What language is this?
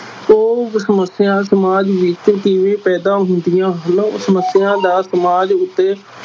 Punjabi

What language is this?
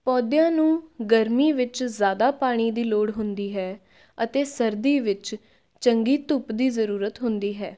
Punjabi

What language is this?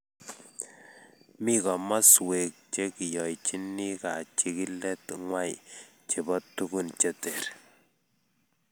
Kalenjin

